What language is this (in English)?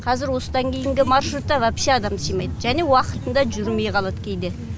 Kazakh